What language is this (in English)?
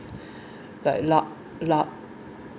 English